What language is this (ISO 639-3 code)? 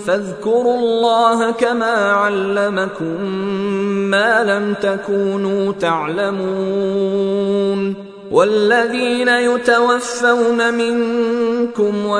ara